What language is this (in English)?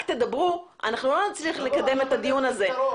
Hebrew